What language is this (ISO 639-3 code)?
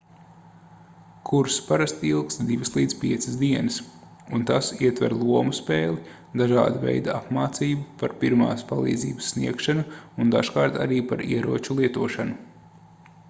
lav